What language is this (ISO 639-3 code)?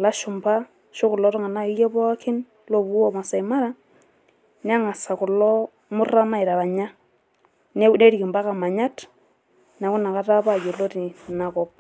mas